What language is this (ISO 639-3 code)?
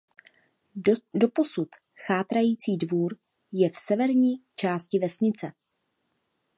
ces